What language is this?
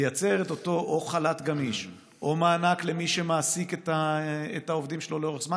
Hebrew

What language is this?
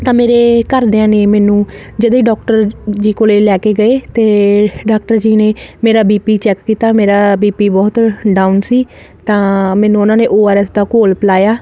Punjabi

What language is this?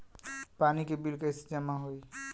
Bhojpuri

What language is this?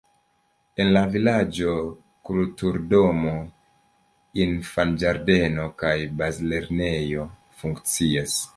Esperanto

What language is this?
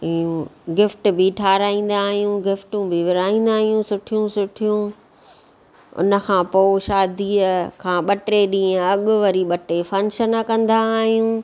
Sindhi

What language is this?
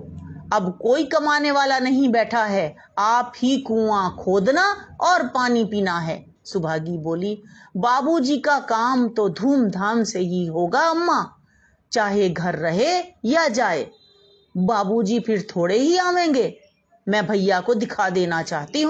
Hindi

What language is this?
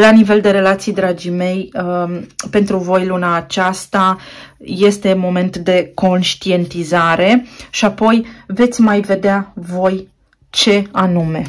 Romanian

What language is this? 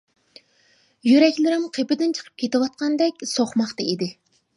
Uyghur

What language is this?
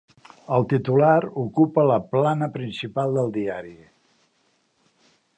Catalan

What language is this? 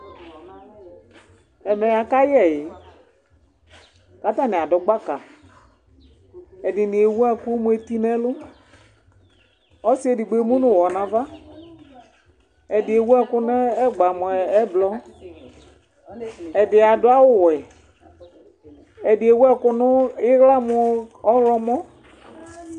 Ikposo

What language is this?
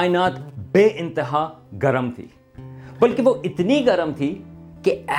Urdu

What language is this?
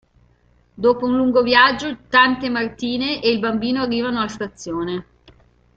Italian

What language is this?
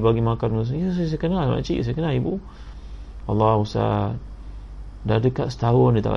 Malay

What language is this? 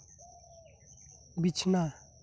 Santali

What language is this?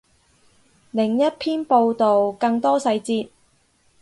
Cantonese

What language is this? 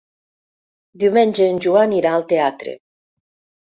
Catalan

